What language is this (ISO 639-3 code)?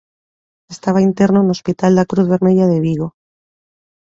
glg